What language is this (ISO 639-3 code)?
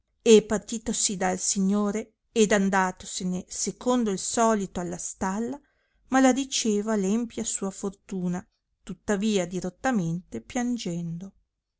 ita